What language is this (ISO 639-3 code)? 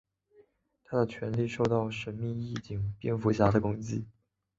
zho